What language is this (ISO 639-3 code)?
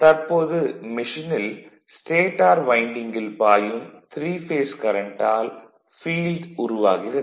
tam